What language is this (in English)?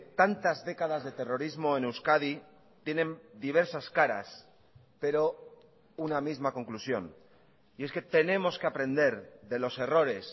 Spanish